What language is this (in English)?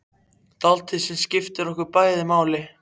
Icelandic